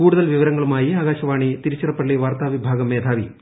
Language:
Malayalam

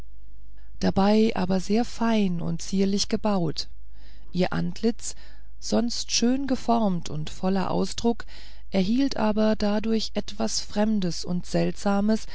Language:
German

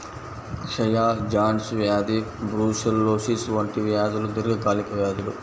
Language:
Telugu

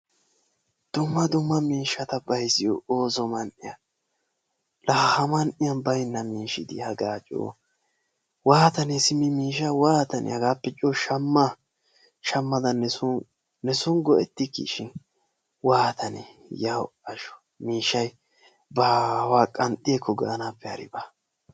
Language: Wolaytta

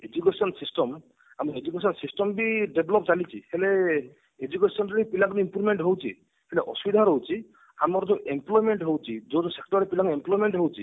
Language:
Odia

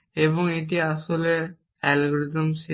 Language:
Bangla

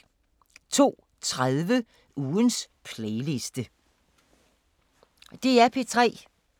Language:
Danish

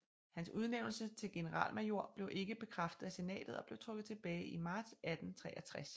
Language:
Danish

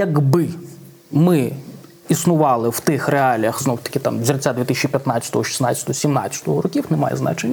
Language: Ukrainian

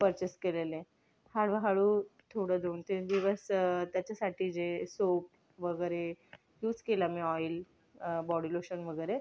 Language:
Marathi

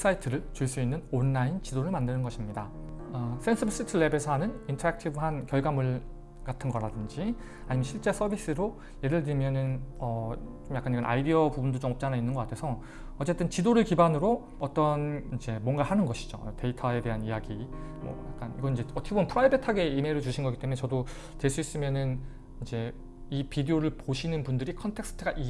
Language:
Korean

